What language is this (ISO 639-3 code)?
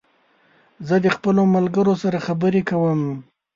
pus